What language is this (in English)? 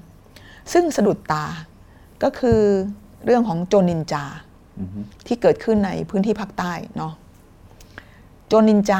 Thai